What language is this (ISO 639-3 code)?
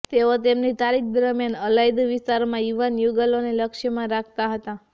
guj